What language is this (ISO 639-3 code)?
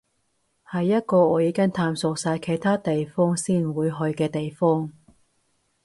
yue